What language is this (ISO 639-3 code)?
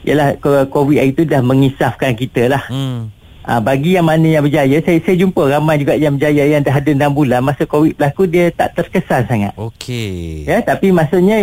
msa